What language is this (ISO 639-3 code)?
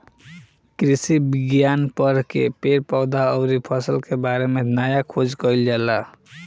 bho